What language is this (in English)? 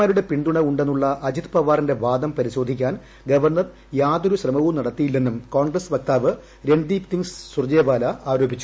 Malayalam